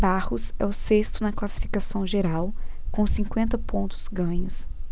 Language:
Portuguese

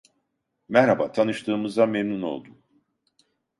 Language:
Turkish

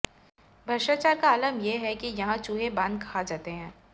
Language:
Hindi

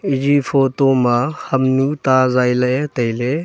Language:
Wancho Naga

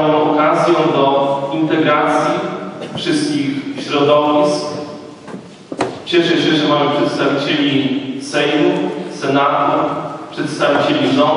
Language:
Polish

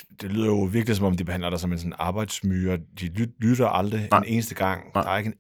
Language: Danish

